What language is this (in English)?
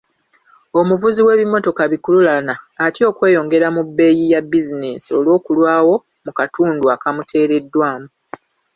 Ganda